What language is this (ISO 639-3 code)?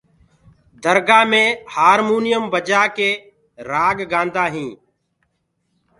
ggg